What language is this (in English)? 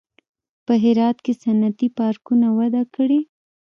Pashto